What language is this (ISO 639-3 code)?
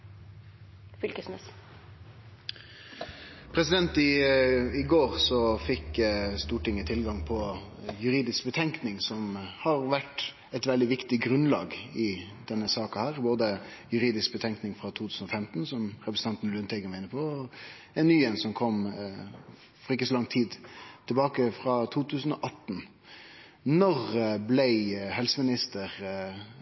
nor